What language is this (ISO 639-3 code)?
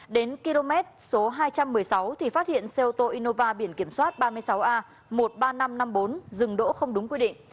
vie